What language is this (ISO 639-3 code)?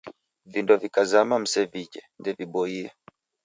dav